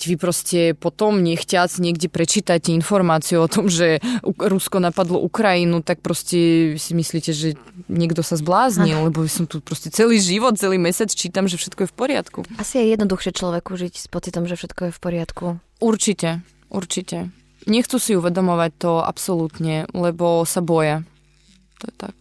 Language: Slovak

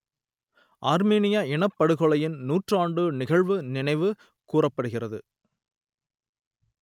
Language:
Tamil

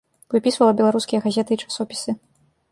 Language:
Belarusian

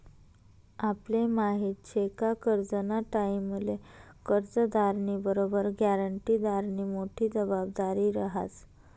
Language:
Marathi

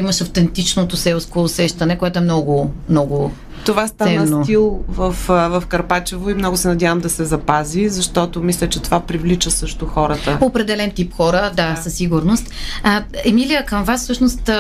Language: Bulgarian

